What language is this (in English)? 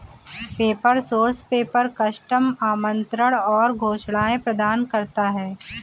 Hindi